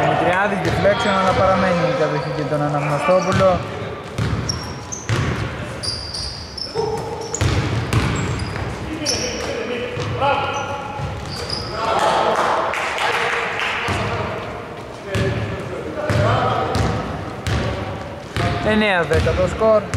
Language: Greek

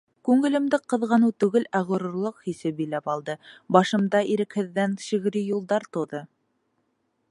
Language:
Bashkir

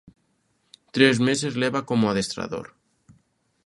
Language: Galician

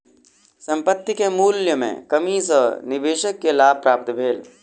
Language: Maithili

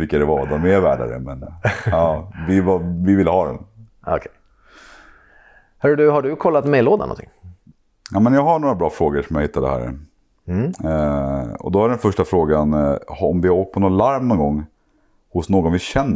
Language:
Swedish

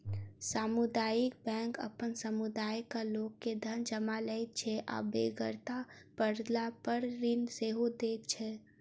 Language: Maithili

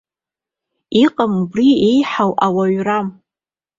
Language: Abkhazian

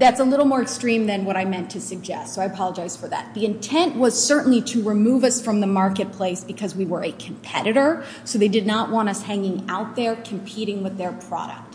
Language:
English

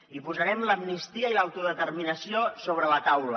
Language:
Catalan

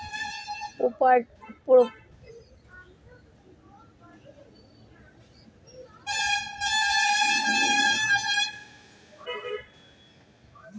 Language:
Bangla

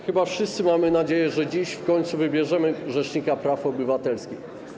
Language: Polish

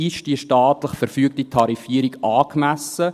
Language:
Swiss German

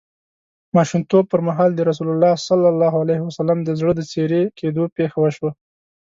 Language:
Pashto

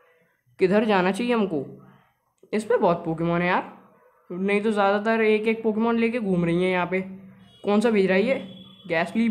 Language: Hindi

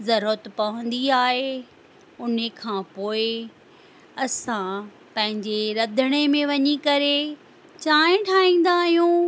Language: Sindhi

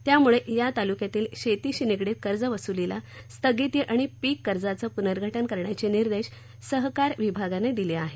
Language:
Marathi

